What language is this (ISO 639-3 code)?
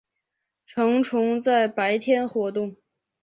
zho